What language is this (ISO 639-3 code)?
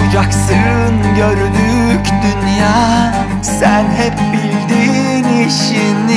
tur